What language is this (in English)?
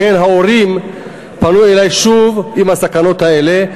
Hebrew